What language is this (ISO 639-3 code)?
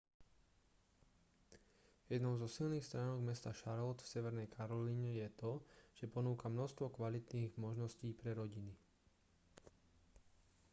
slk